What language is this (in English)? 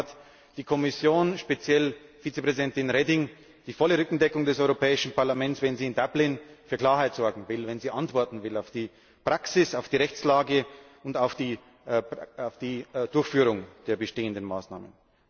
German